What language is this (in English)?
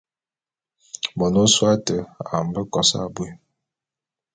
Bulu